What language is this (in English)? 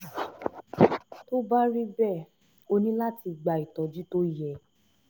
Yoruba